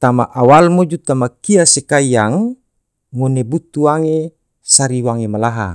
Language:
Tidore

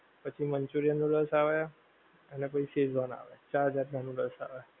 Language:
Gujarati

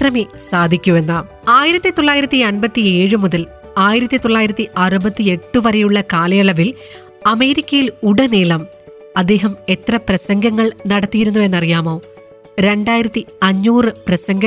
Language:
Malayalam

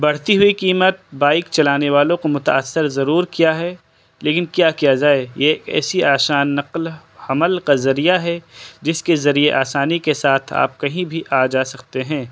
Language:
Urdu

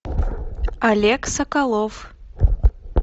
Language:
Russian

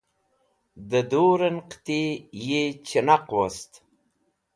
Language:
Wakhi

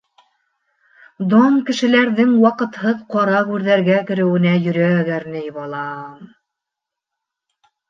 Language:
Bashkir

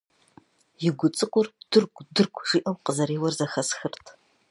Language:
Kabardian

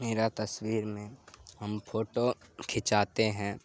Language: Urdu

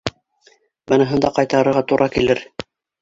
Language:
Bashkir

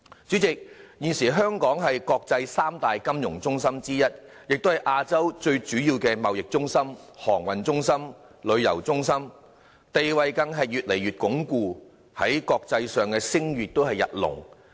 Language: Cantonese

